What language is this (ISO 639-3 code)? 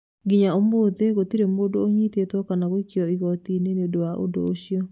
kik